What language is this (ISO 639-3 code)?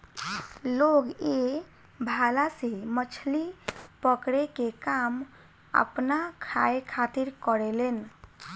bho